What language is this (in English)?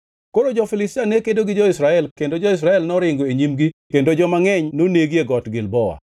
Luo (Kenya and Tanzania)